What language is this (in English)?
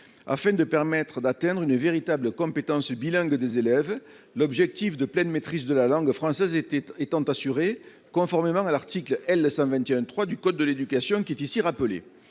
French